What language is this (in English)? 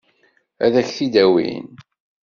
Kabyle